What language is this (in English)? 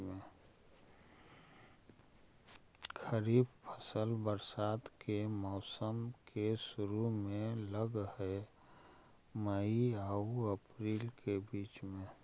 Magahi